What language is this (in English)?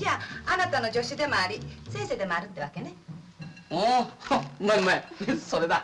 Japanese